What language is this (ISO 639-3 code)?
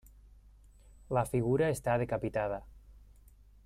cat